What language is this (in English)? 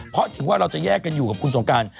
Thai